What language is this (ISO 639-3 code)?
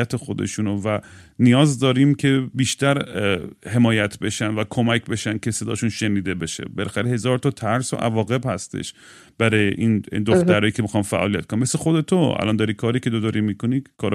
fas